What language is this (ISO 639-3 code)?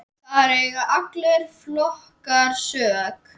isl